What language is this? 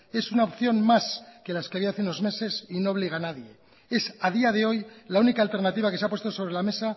Spanish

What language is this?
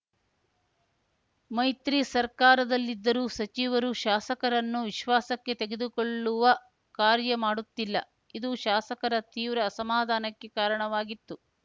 Kannada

